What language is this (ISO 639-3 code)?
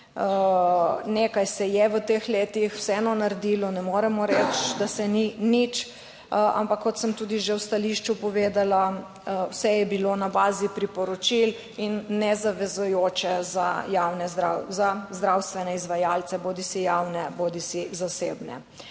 slv